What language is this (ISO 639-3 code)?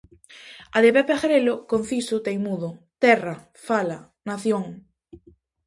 glg